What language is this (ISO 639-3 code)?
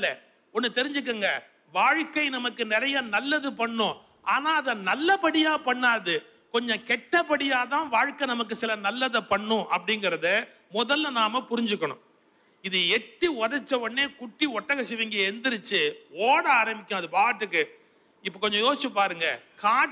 tam